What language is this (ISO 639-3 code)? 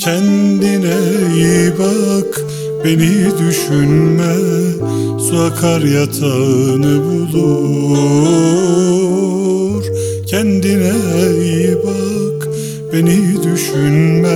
tur